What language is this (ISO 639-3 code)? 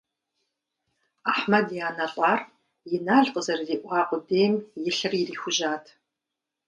kbd